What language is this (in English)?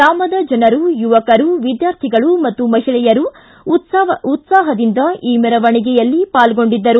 Kannada